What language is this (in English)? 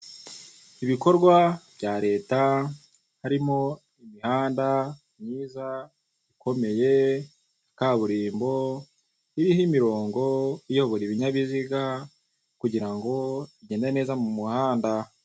Kinyarwanda